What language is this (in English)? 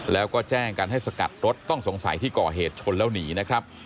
Thai